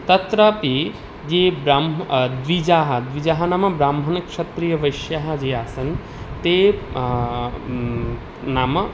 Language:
Sanskrit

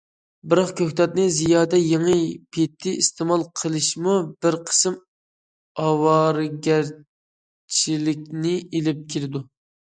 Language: Uyghur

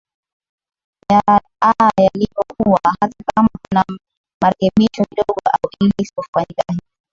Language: Swahili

